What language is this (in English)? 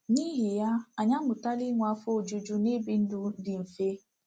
Igbo